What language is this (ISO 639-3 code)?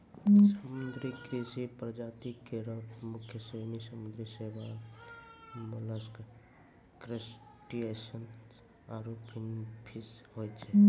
mai